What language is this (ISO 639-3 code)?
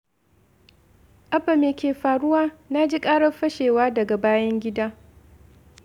hau